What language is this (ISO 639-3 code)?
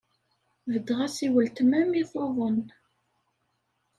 kab